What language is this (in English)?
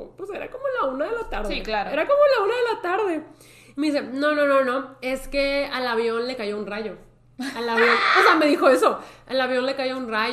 Spanish